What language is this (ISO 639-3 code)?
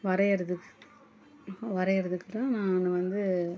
tam